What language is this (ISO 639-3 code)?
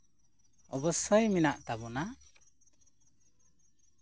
sat